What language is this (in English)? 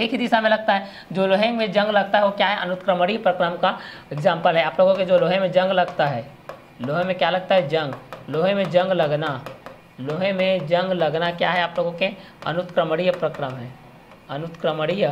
Hindi